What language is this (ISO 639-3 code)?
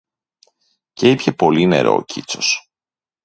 ell